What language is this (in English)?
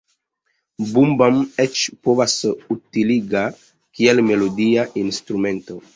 Esperanto